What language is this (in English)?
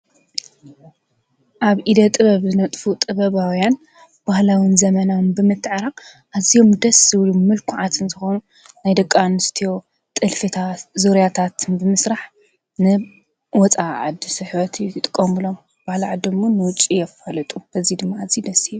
Tigrinya